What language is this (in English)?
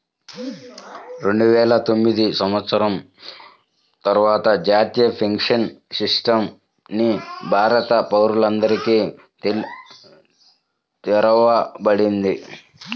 Telugu